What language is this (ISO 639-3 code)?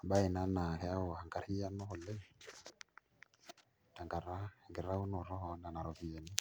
mas